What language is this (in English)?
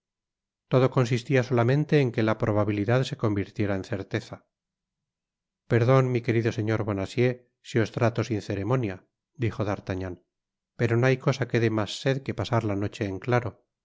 Spanish